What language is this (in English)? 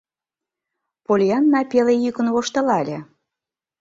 Mari